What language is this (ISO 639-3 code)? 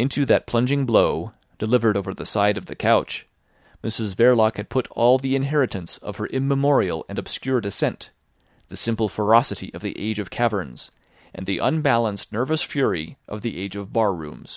eng